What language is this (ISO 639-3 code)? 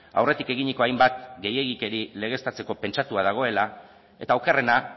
eus